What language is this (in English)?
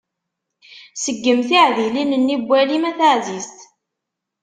Kabyle